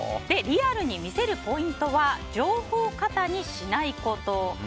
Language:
Japanese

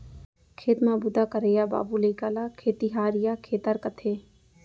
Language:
Chhattisgarhi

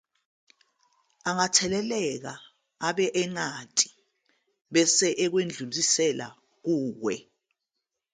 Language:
Zulu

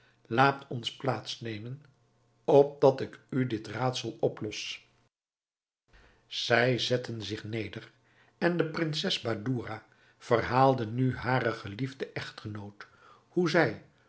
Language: Dutch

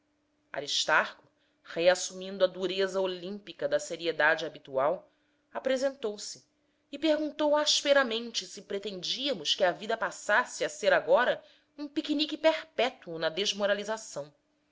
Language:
Portuguese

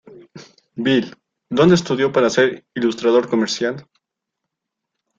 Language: Spanish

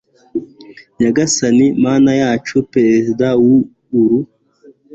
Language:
Kinyarwanda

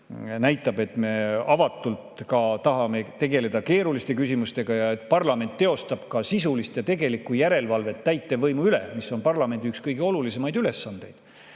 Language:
Estonian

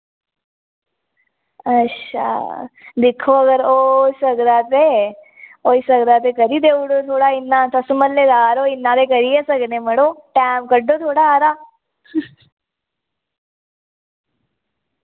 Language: Dogri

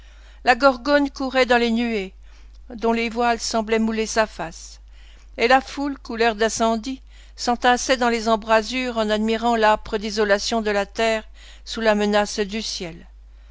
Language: French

